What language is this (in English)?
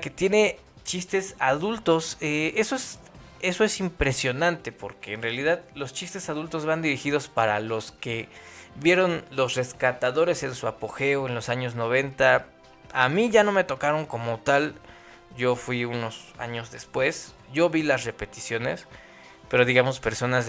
Spanish